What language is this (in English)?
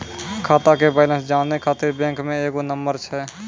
Maithili